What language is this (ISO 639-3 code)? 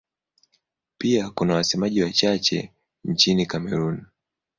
swa